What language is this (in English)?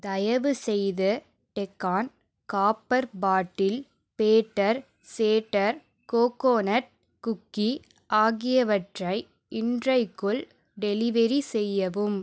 Tamil